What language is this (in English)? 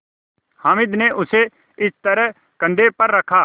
Hindi